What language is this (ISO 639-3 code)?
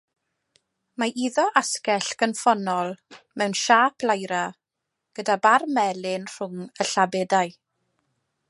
cym